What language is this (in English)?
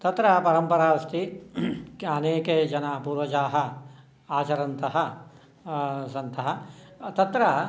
Sanskrit